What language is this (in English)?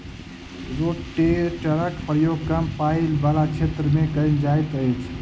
Maithili